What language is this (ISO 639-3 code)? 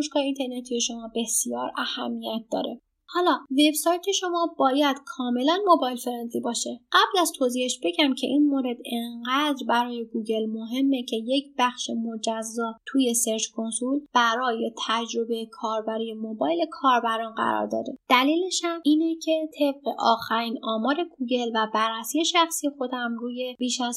fas